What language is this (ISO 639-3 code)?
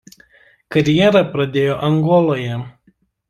lit